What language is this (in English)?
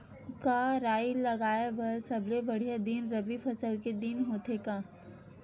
Chhattisgarhi